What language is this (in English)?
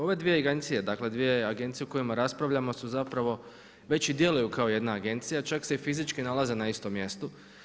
Croatian